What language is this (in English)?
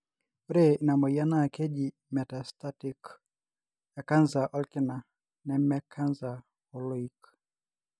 Masai